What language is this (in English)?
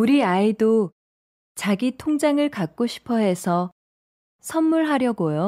Korean